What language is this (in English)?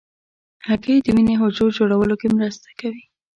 Pashto